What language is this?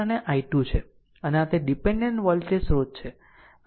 Gujarati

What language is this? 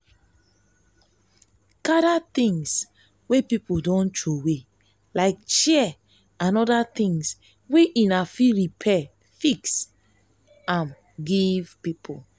Nigerian Pidgin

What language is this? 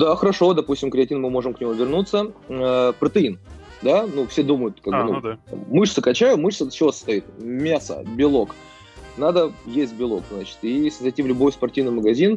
Russian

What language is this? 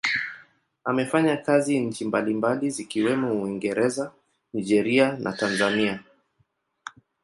Swahili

